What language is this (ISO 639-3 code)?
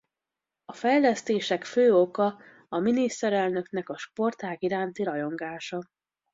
hun